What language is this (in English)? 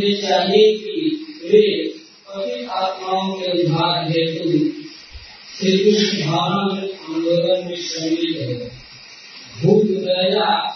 Hindi